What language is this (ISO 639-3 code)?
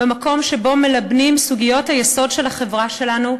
heb